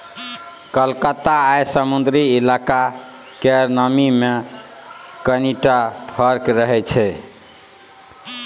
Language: Maithili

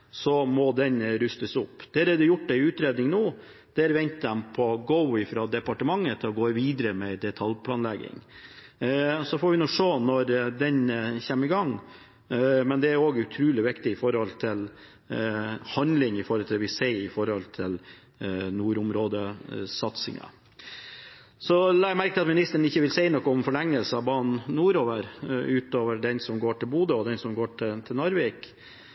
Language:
Norwegian Bokmål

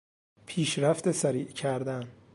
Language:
Persian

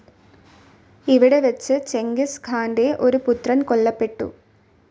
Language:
Malayalam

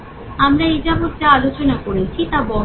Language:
Bangla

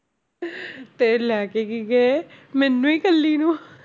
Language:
Punjabi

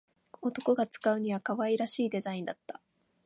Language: Japanese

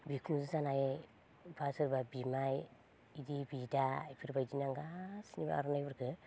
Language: Bodo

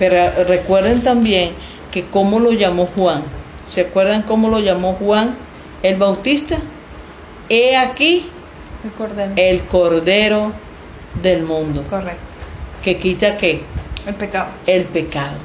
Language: Spanish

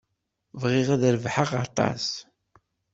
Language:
Kabyle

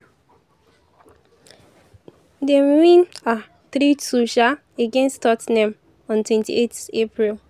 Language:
Nigerian Pidgin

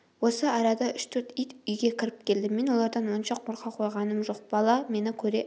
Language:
Kazakh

